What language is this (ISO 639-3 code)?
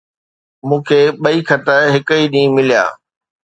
snd